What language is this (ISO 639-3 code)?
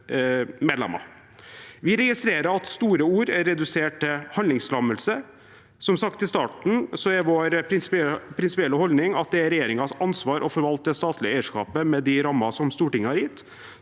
nor